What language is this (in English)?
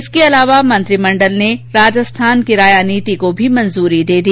Hindi